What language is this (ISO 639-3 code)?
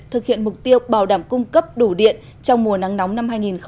vie